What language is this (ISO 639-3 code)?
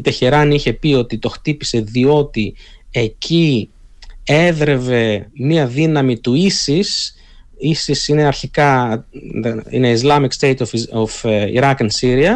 ell